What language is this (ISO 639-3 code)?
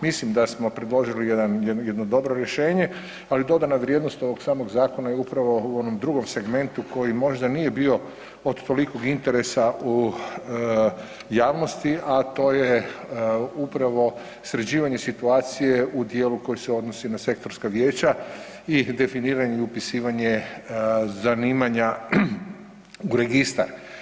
hrv